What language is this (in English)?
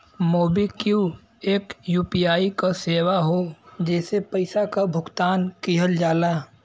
Bhojpuri